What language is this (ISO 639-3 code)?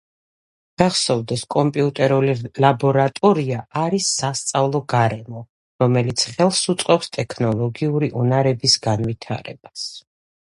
kat